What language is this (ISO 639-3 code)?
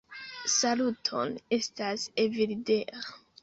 epo